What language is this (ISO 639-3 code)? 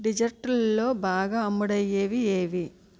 tel